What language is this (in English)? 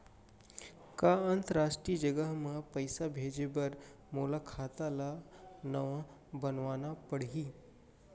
Chhattisgarhi